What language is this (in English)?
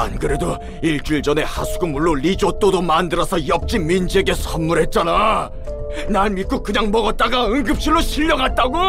Korean